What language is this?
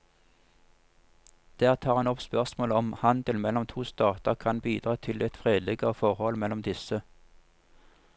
Norwegian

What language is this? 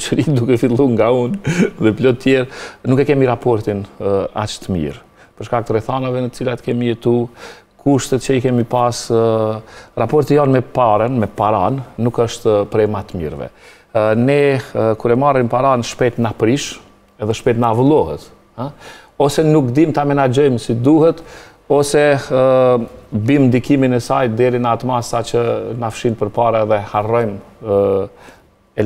Romanian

